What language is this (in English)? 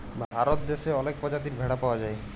Bangla